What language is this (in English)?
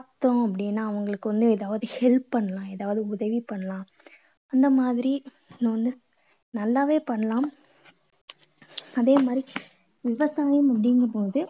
Tamil